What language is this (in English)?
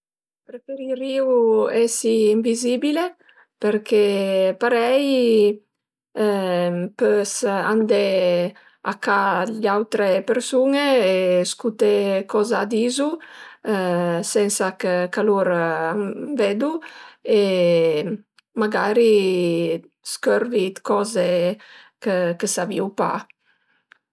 Piedmontese